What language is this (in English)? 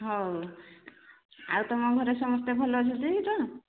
Odia